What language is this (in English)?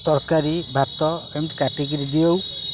Odia